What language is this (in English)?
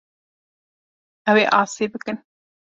Kurdish